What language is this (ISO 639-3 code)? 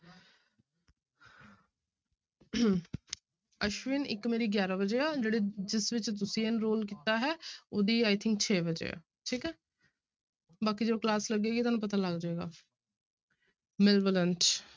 pan